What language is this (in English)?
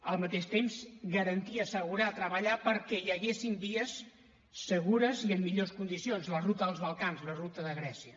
Catalan